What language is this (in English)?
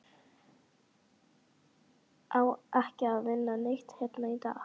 Icelandic